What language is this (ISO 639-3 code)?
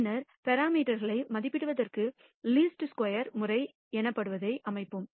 tam